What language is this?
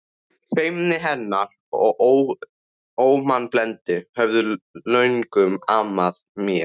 Icelandic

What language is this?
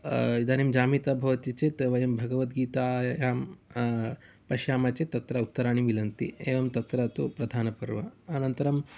Sanskrit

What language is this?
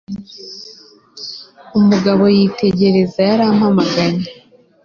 Kinyarwanda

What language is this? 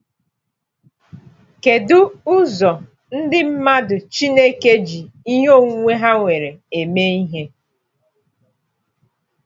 Igbo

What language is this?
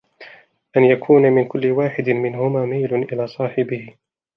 Arabic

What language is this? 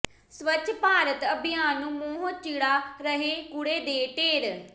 Punjabi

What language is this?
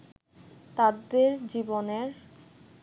Bangla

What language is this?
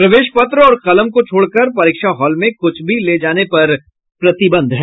Hindi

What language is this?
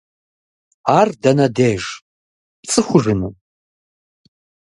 Kabardian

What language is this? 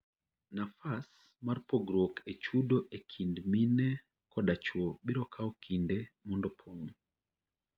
Luo (Kenya and Tanzania)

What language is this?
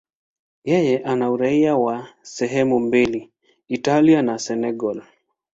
Swahili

